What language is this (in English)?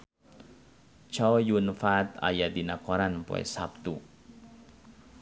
Sundanese